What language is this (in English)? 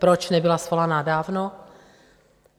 Czech